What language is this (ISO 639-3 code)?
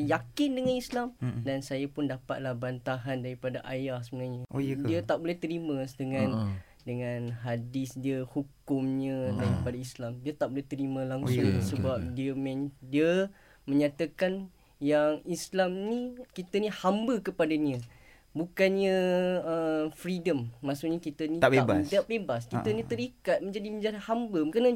msa